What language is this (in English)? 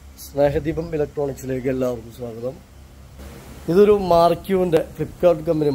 Arabic